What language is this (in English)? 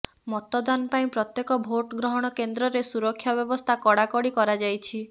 Odia